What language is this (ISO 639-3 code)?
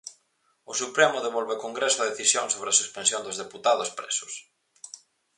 glg